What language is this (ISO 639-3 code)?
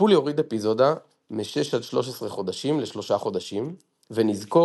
heb